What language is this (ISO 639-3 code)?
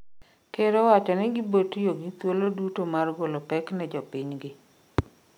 luo